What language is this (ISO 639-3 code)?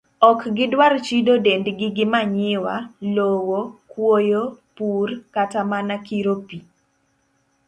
luo